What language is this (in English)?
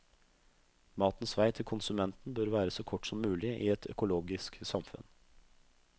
Norwegian